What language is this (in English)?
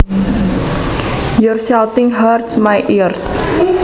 Javanese